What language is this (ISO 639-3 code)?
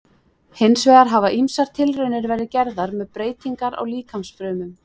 isl